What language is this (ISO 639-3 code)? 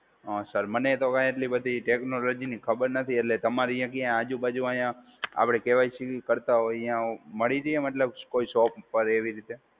guj